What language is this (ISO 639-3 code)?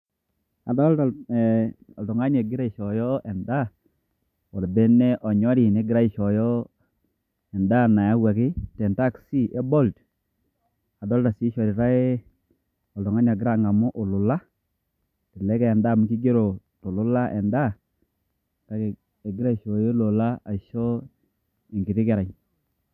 mas